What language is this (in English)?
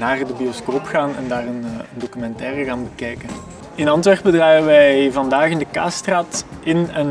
Dutch